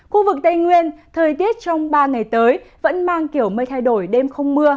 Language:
Vietnamese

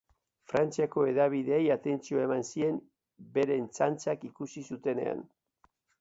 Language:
Basque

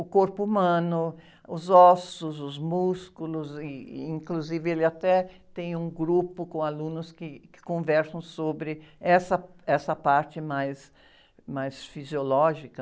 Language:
Portuguese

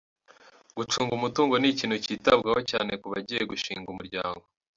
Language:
Kinyarwanda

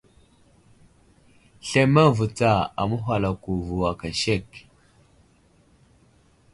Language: Wuzlam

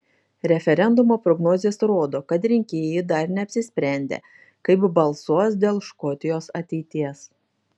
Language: Lithuanian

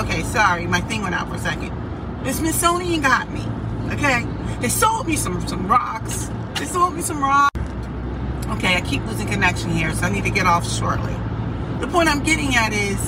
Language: English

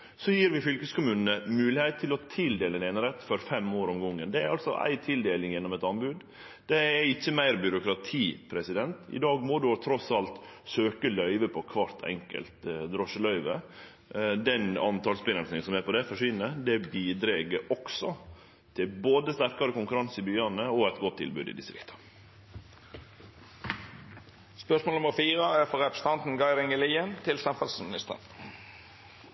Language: Norwegian Nynorsk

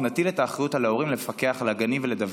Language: Hebrew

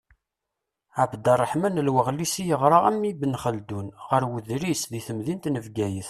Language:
Kabyle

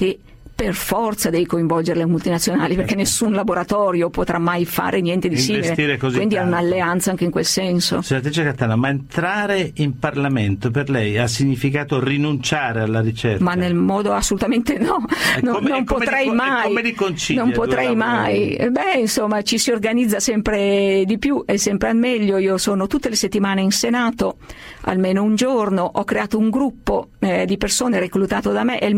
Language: Italian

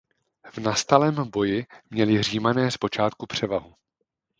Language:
Czech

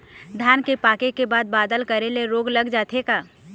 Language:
Chhattisgarhi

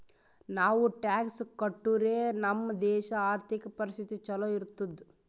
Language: Kannada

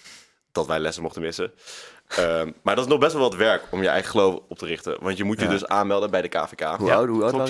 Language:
Dutch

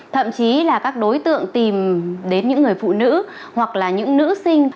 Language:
Vietnamese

